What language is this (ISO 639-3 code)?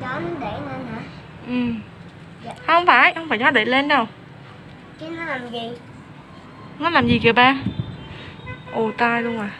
vie